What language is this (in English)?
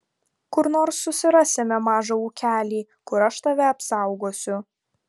Lithuanian